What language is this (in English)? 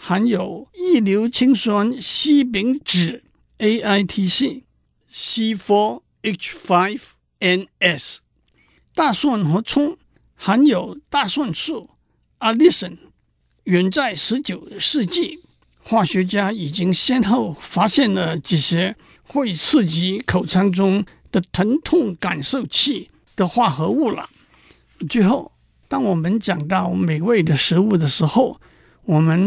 Chinese